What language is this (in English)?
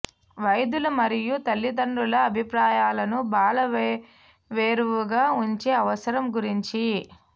Telugu